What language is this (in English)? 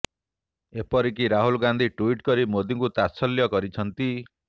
Odia